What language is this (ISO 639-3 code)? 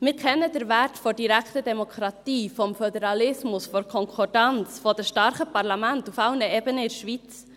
gsw